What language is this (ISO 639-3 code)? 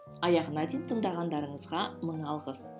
kaz